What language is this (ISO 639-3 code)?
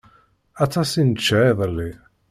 kab